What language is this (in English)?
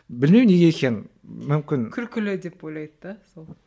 Kazakh